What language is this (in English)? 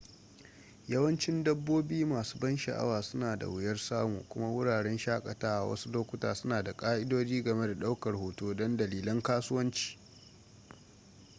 Hausa